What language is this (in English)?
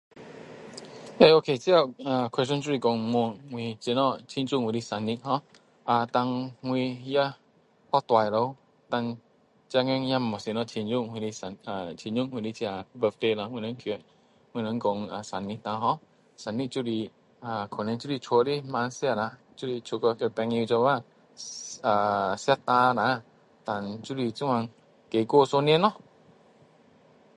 Min Dong Chinese